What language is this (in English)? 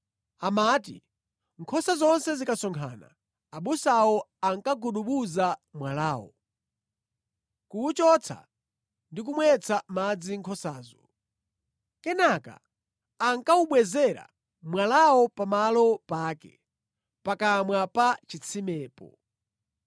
Nyanja